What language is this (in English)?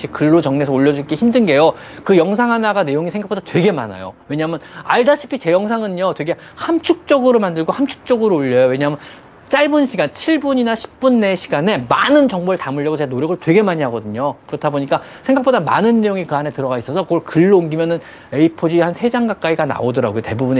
Korean